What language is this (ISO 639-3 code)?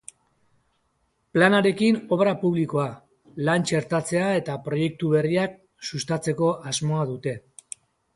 eus